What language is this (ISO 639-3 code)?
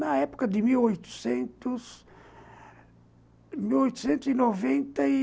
por